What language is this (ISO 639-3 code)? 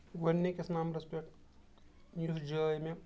kas